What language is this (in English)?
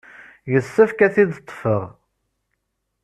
Kabyle